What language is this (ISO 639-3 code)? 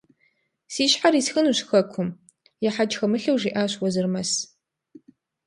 kbd